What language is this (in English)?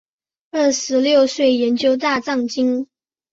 Chinese